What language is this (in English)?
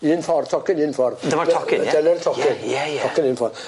Welsh